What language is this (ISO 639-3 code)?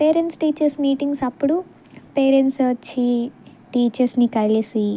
tel